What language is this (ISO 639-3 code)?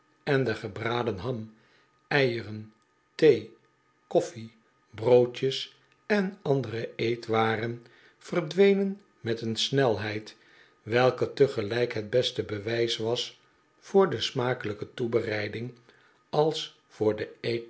nld